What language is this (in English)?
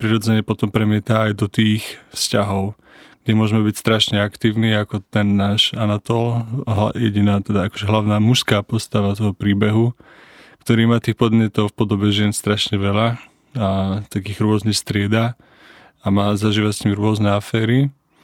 Slovak